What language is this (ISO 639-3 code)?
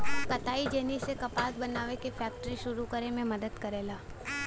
bho